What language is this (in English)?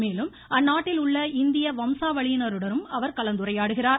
Tamil